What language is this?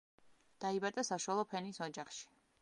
Georgian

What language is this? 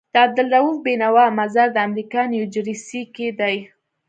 Pashto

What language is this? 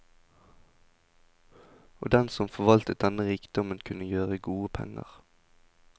Norwegian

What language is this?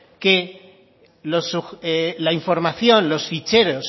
Spanish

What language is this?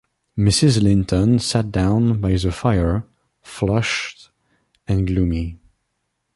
English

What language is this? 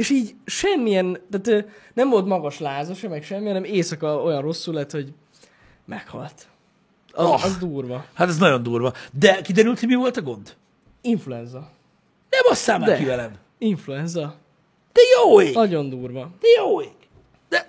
Hungarian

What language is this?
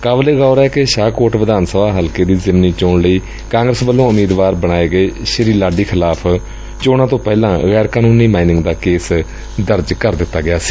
Punjabi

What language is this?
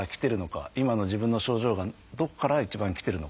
Japanese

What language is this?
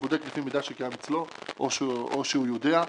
Hebrew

